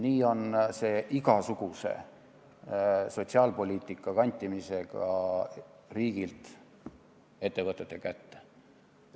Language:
Estonian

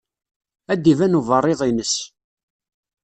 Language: Kabyle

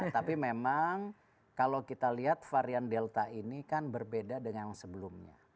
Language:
Indonesian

